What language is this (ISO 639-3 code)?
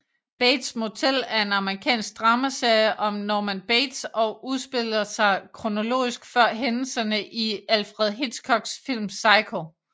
dan